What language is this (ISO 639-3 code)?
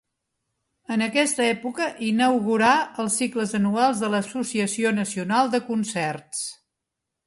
cat